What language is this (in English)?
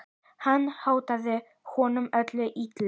Icelandic